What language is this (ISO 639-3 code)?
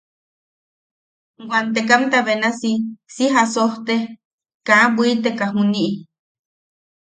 yaq